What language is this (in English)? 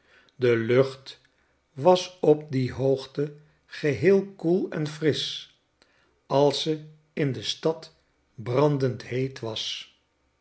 Dutch